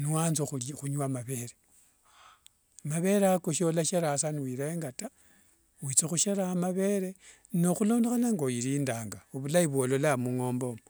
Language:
Wanga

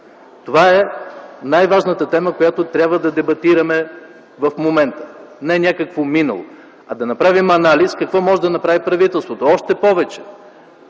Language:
Bulgarian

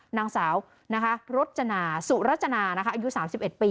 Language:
Thai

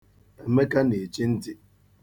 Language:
Igbo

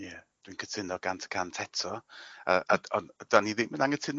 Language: Welsh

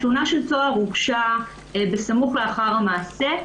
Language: Hebrew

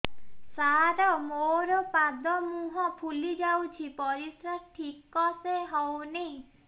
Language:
Odia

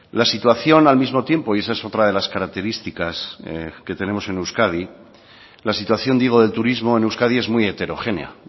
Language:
Spanish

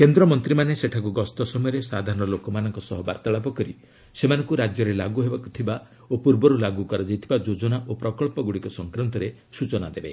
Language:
Odia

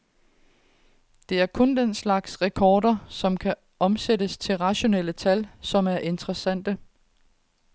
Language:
Danish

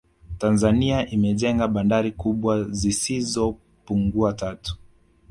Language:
Swahili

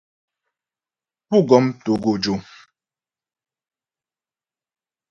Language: Ghomala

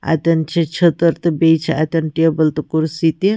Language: Kashmiri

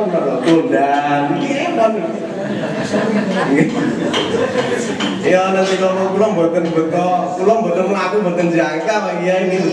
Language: Indonesian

